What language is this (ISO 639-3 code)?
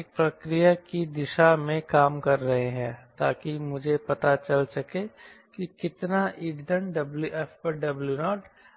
hin